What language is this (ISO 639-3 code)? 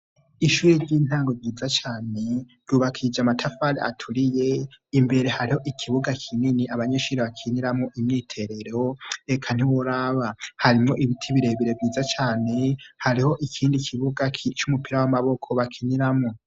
run